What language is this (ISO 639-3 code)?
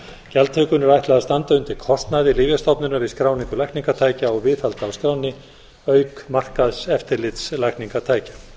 isl